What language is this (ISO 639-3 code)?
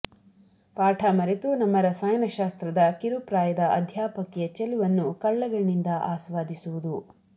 kan